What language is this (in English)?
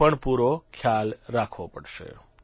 Gujarati